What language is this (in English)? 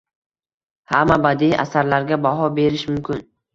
Uzbek